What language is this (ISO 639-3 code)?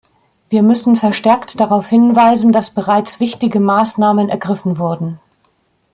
deu